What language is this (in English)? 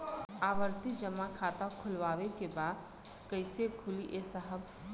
Bhojpuri